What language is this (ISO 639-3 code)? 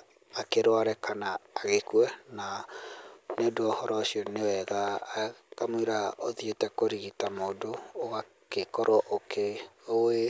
kik